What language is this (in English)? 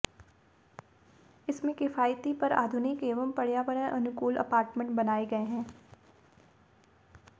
Hindi